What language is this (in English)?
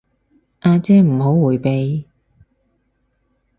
Cantonese